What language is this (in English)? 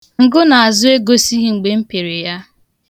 Igbo